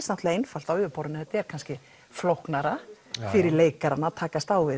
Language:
Icelandic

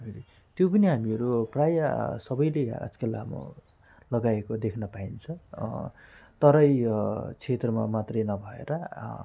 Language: Nepali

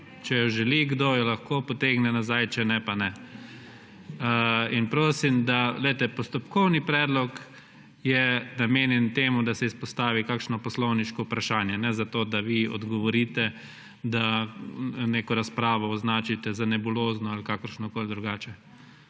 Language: Slovenian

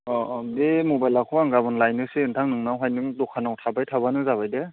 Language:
Bodo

